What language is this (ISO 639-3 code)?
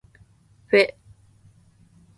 jpn